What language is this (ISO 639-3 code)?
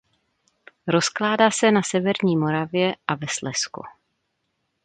ces